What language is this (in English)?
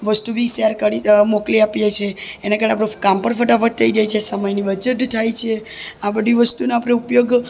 Gujarati